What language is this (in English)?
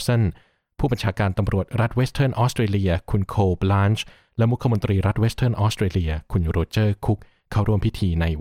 Thai